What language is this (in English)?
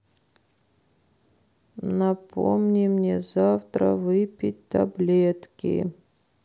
Russian